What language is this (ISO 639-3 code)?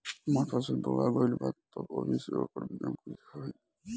bho